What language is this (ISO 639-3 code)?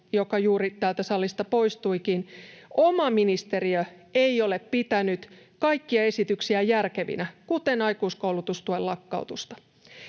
fin